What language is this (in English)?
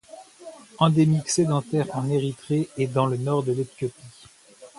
French